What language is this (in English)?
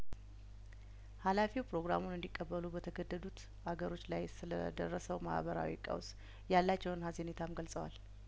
Amharic